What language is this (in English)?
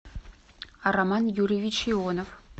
Russian